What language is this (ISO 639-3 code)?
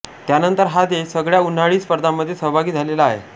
mar